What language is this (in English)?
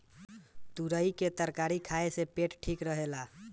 Bhojpuri